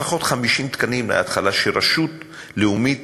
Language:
Hebrew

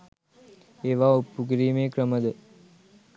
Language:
Sinhala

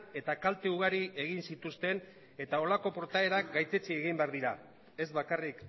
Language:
Basque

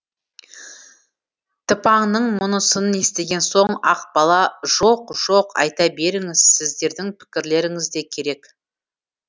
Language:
Kazakh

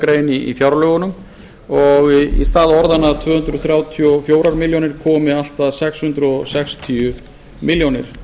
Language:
Icelandic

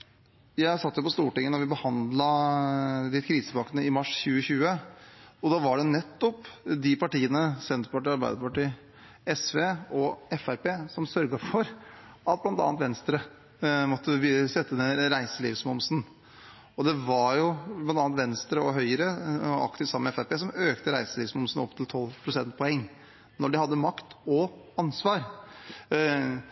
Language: Norwegian Bokmål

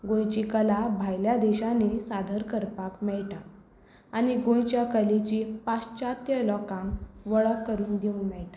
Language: Konkani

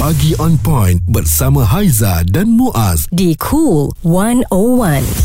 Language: Malay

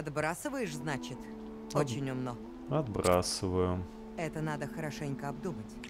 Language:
Russian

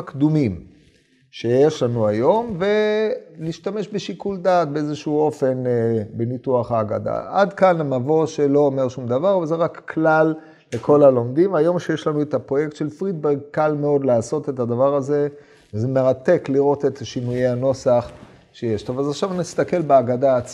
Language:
Hebrew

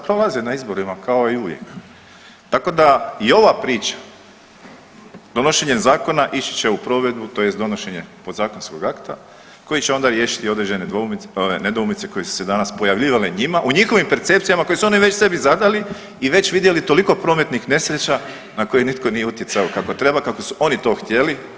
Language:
Croatian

